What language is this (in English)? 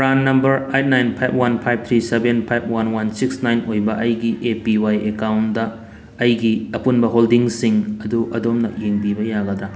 Manipuri